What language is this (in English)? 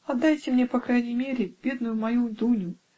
Russian